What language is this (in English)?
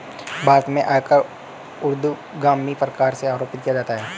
Hindi